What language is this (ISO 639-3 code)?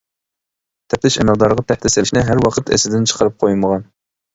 uig